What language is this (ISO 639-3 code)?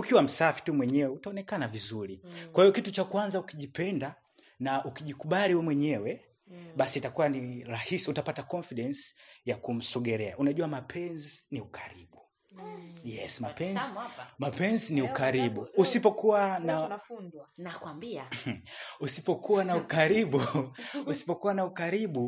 swa